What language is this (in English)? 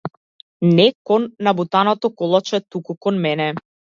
Macedonian